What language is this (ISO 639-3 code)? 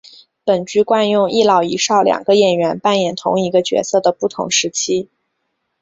zho